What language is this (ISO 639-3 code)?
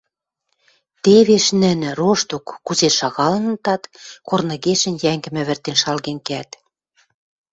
mrj